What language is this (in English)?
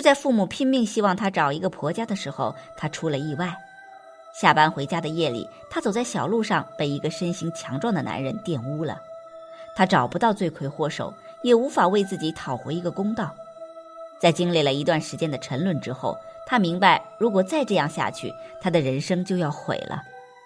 Chinese